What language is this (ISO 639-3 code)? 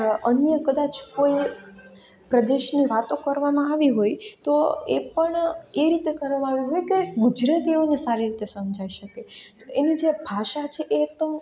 guj